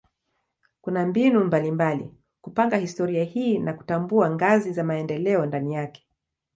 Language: Swahili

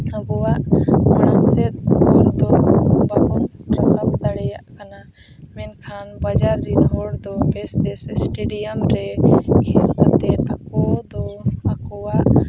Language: Santali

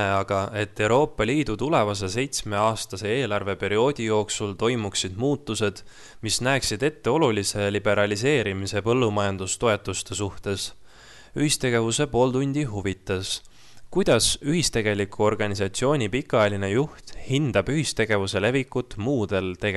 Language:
Finnish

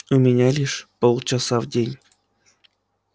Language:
Russian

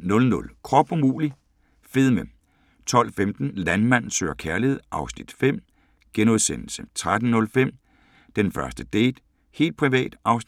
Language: Danish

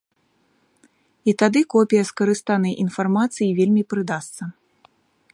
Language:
Belarusian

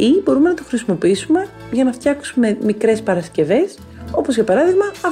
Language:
Greek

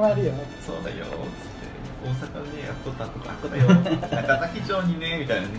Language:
Japanese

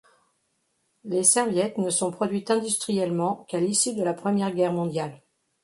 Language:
French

